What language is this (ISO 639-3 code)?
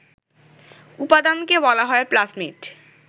ben